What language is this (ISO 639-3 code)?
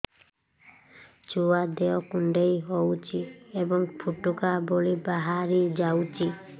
ori